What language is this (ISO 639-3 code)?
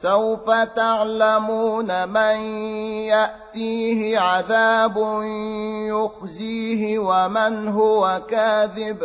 ara